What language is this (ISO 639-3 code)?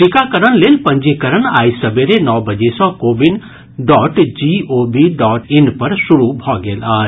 mai